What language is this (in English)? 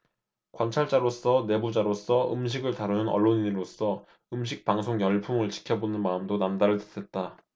Korean